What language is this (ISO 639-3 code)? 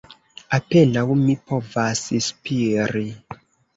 epo